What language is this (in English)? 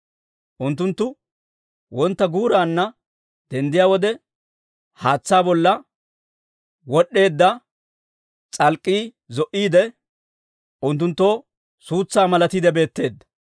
Dawro